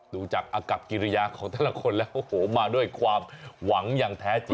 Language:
Thai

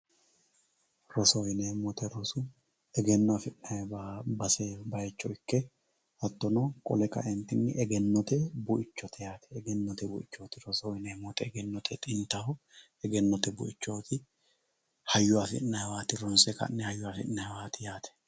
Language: Sidamo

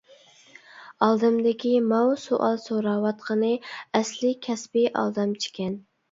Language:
Uyghur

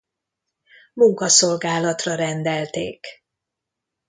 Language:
Hungarian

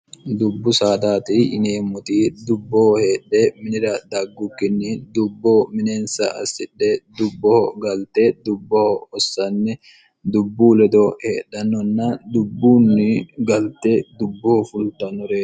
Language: Sidamo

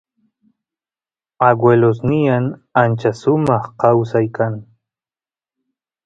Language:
Santiago del Estero Quichua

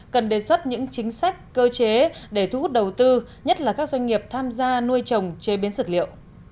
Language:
Vietnamese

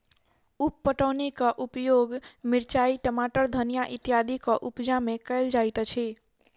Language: Maithili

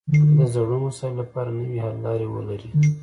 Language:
Pashto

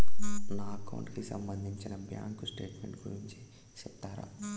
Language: Telugu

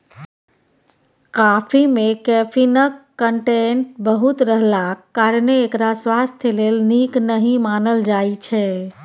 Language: Maithili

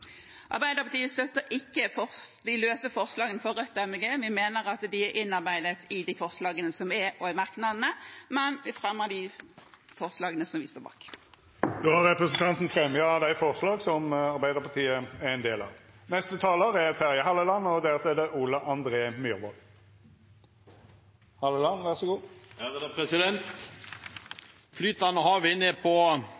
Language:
Norwegian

